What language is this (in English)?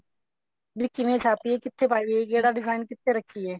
Punjabi